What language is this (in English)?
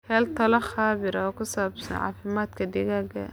Somali